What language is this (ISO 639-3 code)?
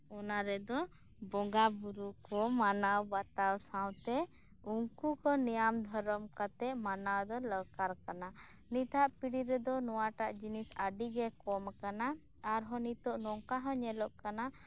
sat